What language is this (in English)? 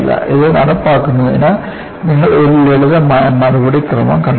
Malayalam